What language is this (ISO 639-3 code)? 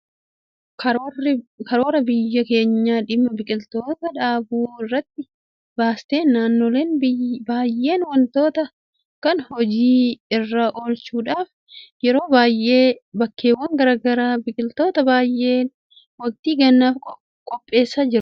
orm